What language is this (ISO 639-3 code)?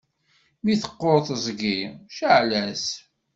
kab